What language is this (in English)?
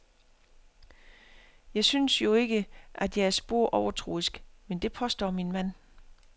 Danish